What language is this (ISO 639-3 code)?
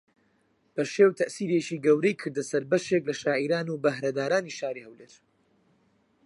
ckb